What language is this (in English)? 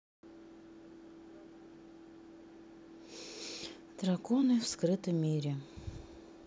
Russian